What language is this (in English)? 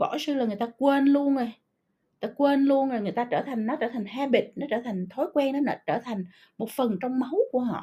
Vietnamese